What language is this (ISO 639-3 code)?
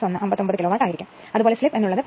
mal